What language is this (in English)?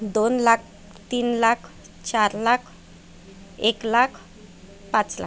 Marathi